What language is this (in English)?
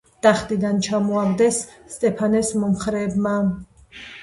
Georgian